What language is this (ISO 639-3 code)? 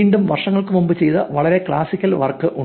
mal